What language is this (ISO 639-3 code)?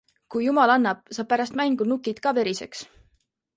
est